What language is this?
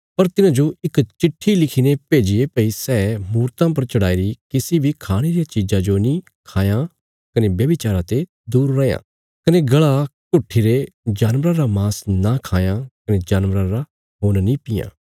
Bilaspuri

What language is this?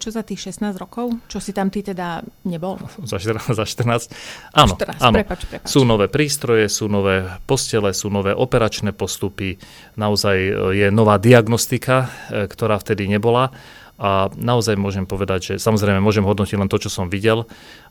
Slovak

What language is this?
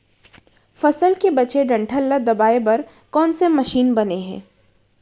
Chhattisgarhi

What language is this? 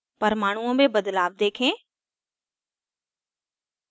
Hindi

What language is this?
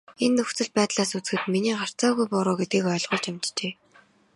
Mongolian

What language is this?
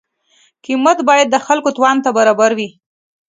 Pashto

